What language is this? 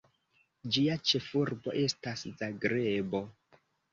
Esperanto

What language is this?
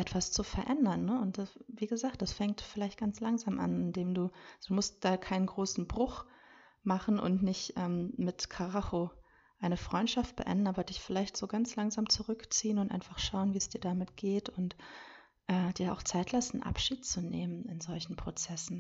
German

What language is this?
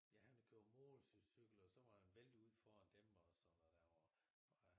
Danish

